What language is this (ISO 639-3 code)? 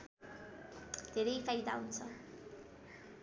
nep